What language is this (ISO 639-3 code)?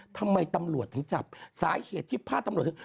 tha